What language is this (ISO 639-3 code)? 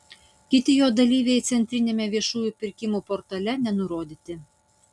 lit